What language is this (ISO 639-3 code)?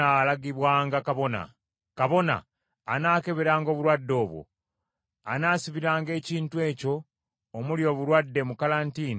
lug